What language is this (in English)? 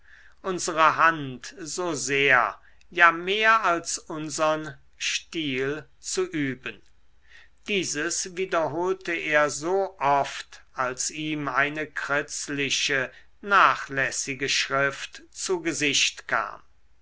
German